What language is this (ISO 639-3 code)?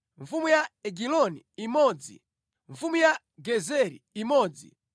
nya